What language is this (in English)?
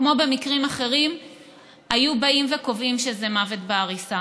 Hebrew